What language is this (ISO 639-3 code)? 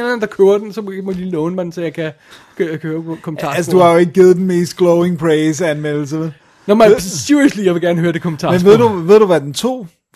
dan